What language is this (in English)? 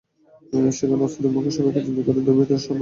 Bangla